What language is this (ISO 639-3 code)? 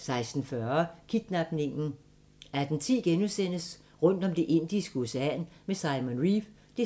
dan